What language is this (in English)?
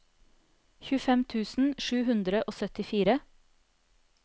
Norwegian